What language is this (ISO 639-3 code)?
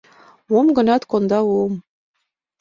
chm